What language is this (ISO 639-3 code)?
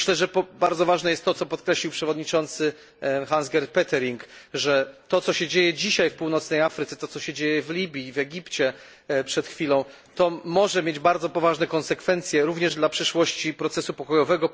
pol